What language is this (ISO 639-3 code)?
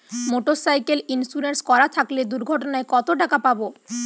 ben